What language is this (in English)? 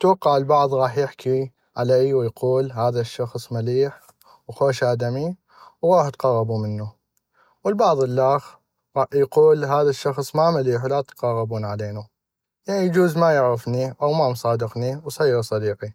North Mesopotamian Arabic